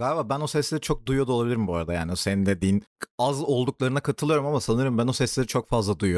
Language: Turkish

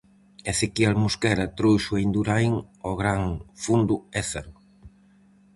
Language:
Galician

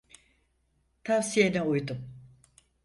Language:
Turkish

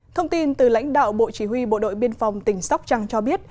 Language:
Vietnamese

